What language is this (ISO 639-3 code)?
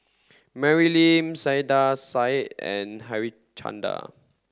eng